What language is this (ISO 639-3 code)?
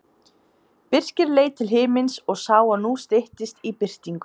isl